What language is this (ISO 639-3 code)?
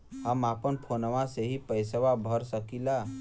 bho